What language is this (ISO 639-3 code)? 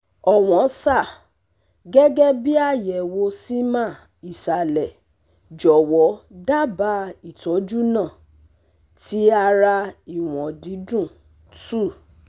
yor